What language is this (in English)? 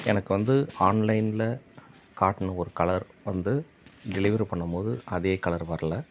Tamil